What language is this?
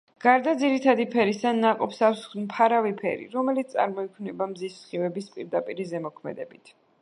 Georgian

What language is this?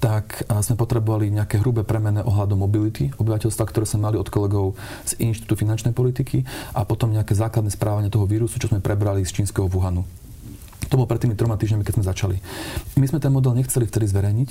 Slovak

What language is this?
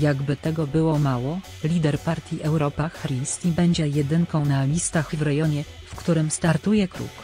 Polish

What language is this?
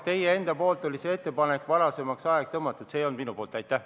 Estonian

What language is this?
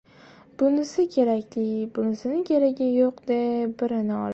Uzbek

